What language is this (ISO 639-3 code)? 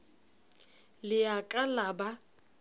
sot